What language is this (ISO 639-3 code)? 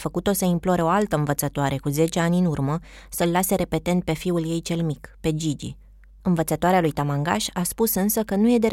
ron